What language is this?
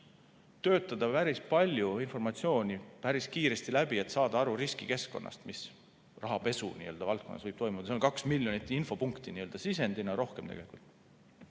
Estonian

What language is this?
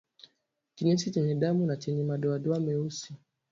Swahili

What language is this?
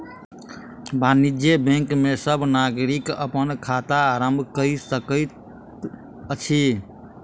Maithili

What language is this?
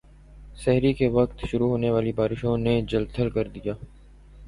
Urdu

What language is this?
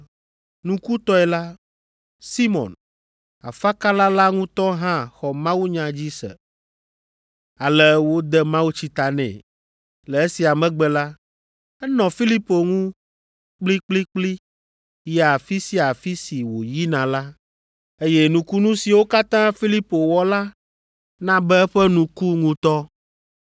Ewe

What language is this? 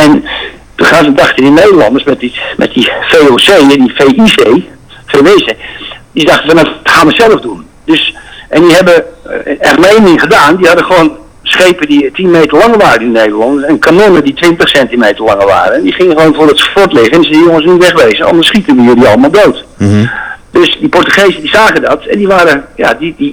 Dutch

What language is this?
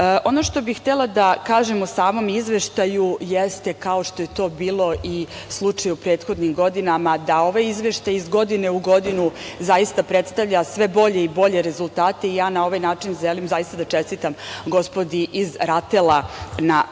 Serbian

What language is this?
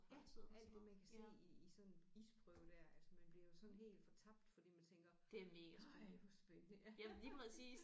Danish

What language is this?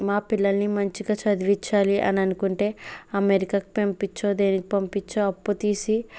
Telugu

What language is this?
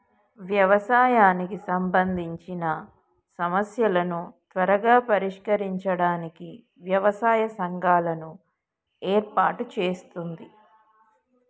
Telugu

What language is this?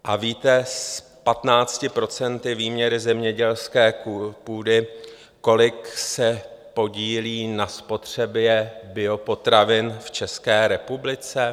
Czech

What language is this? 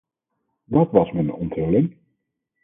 Dutch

